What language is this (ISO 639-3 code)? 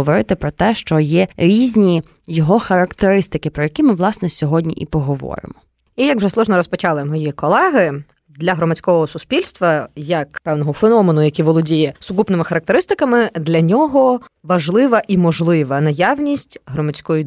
ukr